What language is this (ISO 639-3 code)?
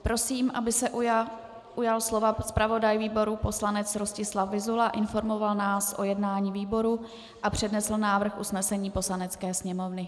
ces